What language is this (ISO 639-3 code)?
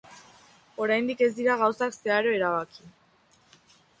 eus